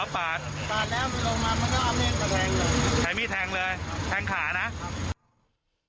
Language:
Thai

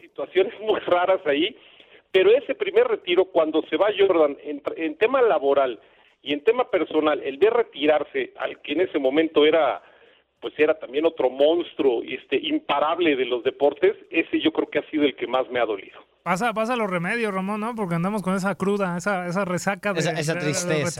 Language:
Spanish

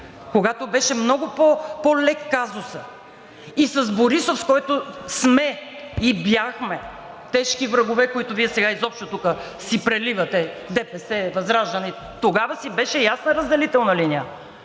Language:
Bulgarian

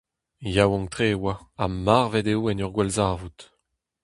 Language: Breton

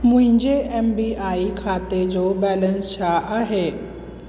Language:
Sindhi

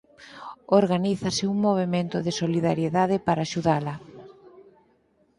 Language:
Galician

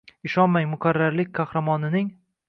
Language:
Uzbek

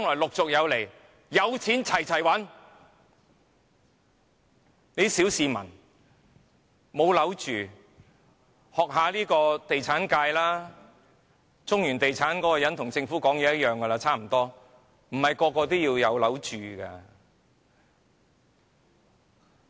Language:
Cantonese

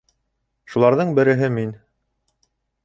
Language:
Bashkir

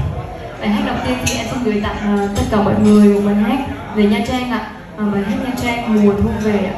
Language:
Vietnamese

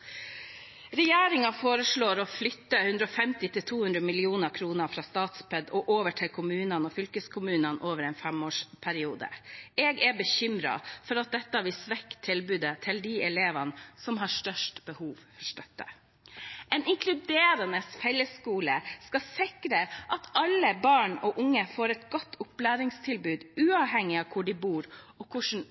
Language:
Norwegian Bokmål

